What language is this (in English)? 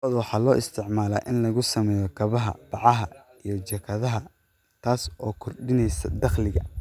Somali